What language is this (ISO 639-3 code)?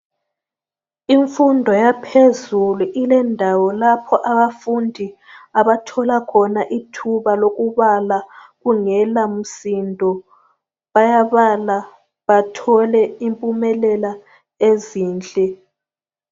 nde